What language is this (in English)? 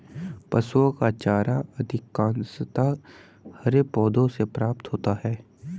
Hindi